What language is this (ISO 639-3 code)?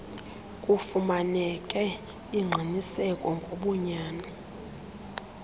xho